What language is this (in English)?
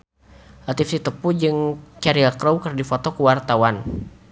Sundanese